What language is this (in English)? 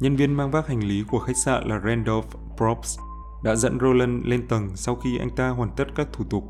Vietnamese